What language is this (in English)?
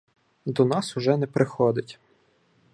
Ukrainian